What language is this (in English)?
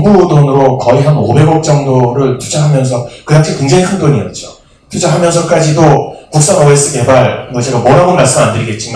Korean